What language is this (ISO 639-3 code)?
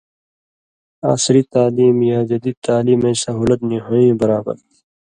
mvy